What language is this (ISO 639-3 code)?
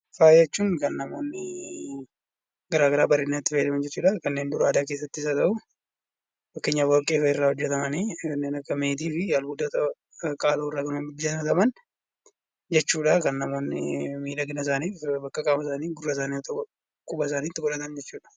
orm